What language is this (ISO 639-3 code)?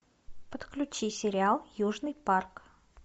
rus